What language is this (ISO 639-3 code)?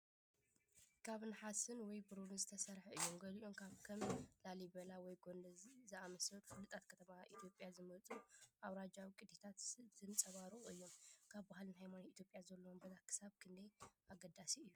tir